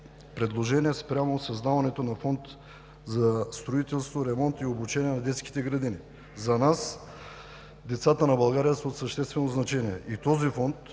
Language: Bulgarian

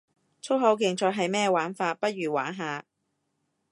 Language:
Cantonese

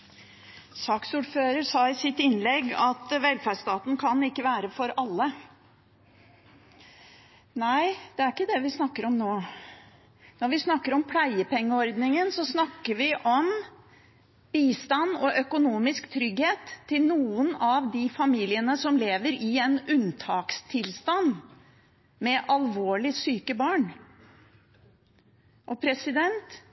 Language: Norwegian Bokmål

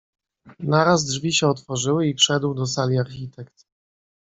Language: Polish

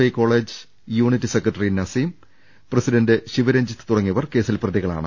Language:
Malayalam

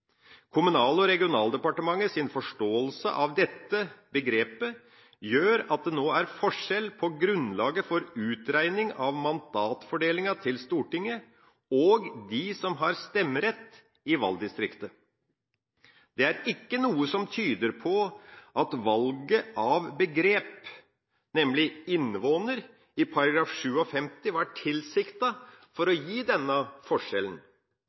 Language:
Norwegian Bokmål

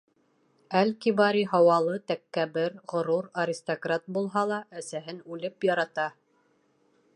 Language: Bashkir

